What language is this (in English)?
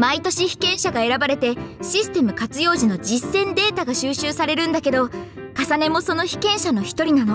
Japanese